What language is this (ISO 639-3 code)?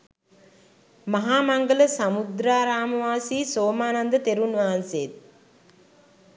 sin